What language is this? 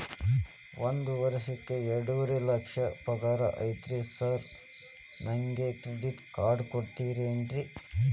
Kannada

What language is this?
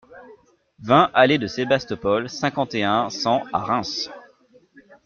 French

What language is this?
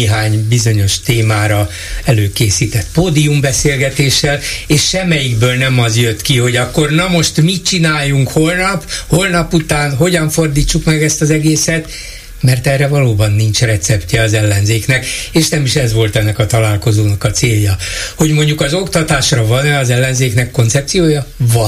Hungarian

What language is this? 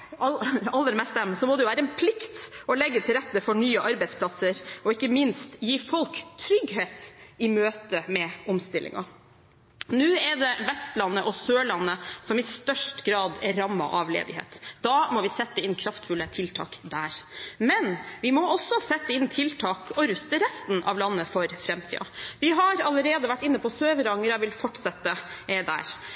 Norwegian Bokmål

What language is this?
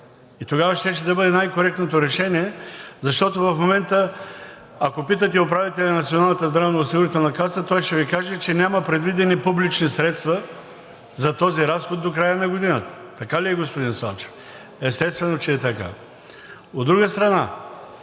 Bulgarian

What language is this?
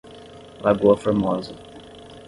Portuguese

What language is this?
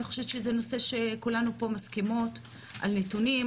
Hebrew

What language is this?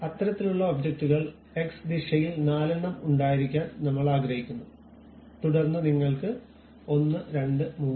Malayalam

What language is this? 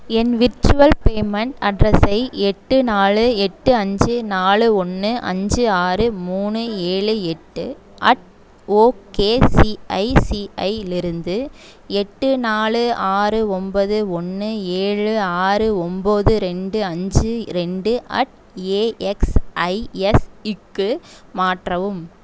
Tamil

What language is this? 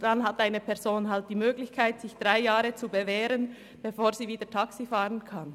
Swiss German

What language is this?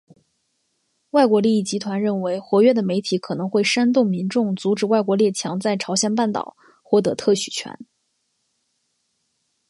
Chinese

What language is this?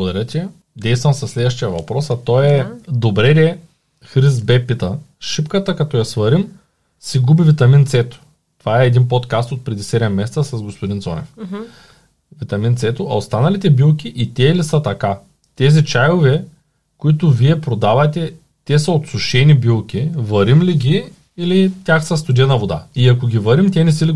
Bulgarian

